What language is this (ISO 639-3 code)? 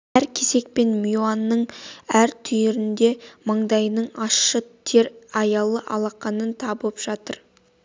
kaz